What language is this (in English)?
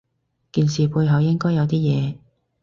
Cantonese